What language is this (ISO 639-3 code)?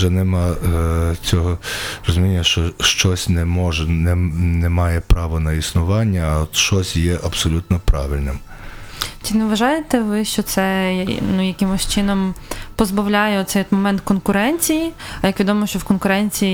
ukr